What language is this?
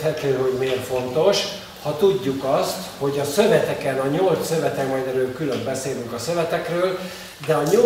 Hungarian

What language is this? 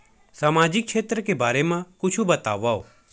Chhattisgarhi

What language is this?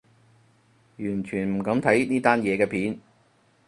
Cantonese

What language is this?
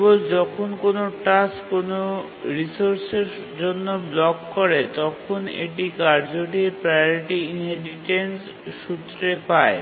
Bangla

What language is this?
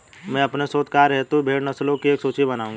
Hindi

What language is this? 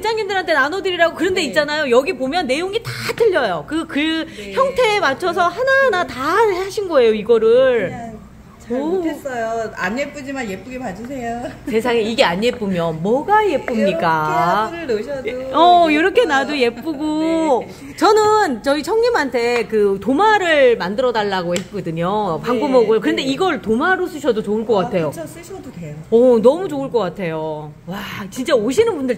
Korean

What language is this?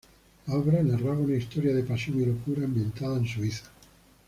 Spanish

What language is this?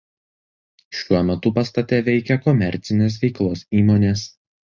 Lithuanian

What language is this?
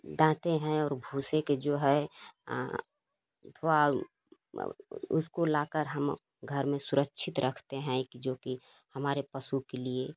Hindi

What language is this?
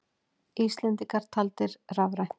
Icelandic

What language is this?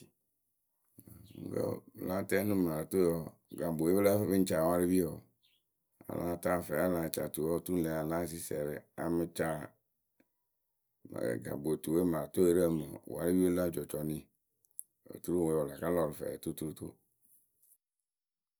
Akebu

